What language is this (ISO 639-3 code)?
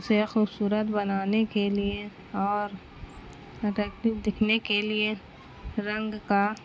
urd